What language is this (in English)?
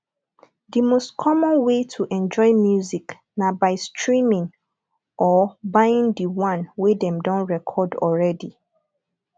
Nigerian Pidgin